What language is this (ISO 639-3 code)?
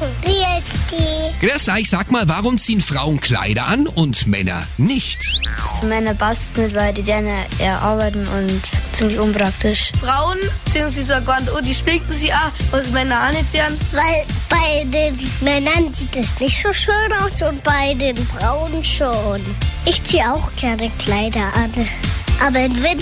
deu